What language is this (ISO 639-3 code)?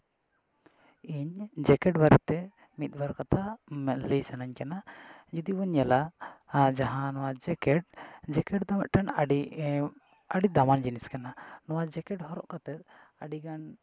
sat